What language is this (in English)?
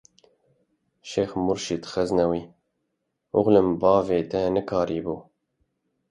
Kurdish